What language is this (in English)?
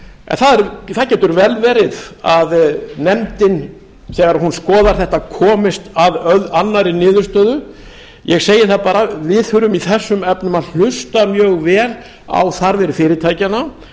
Icelandic